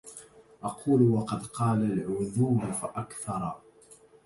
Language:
Arabic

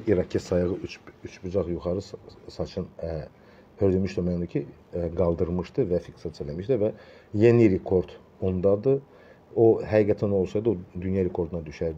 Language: Turkish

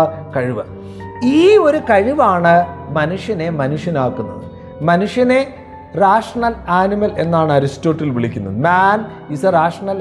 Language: Malayalam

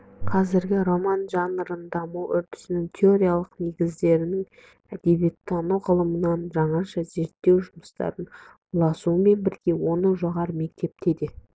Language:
Kazakh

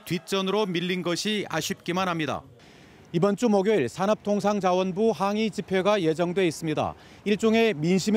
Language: Korean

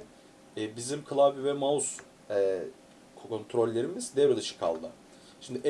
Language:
Turkish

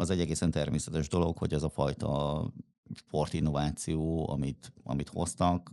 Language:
Hungarian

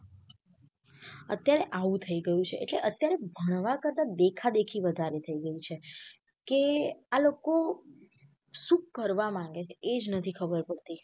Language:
Gujarati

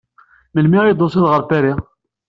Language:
Kabyle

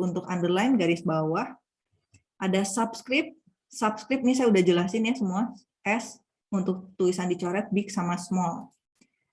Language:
Indonesian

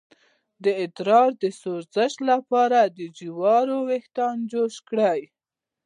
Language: Pashto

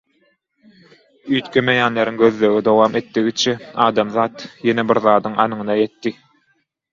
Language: Turkmen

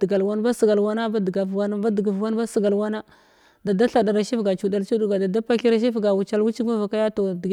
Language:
Glavda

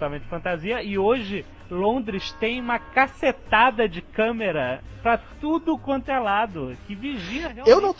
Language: Portuguese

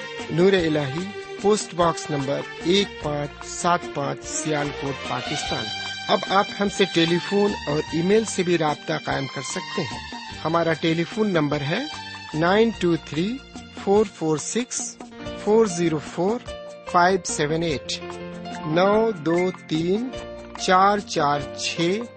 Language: Urdu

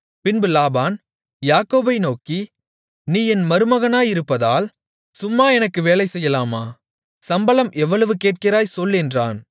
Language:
Tamil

